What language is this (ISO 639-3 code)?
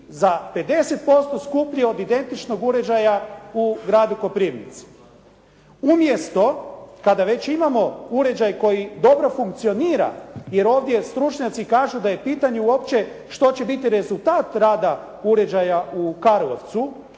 hrv